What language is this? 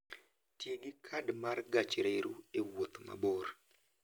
Luo (Kenya and Tanzania)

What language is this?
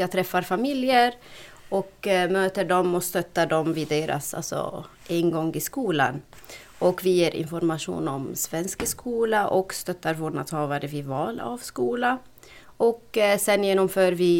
Swedish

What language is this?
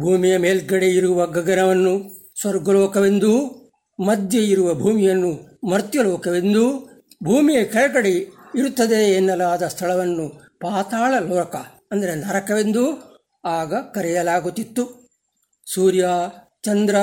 Kannada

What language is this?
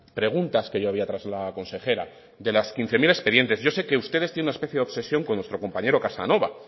Spanish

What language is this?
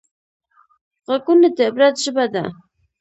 Pashto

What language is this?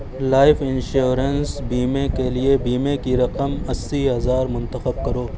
Urdu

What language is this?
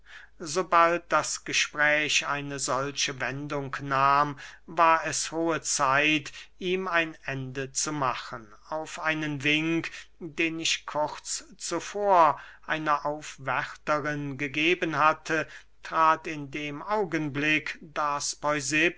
German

